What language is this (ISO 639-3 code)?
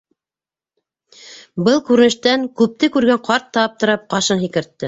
bak